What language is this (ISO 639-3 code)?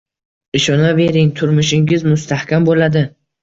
uzb